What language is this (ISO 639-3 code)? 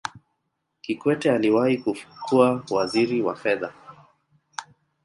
swa